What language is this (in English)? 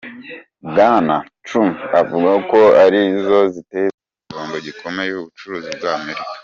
Kinyarwanda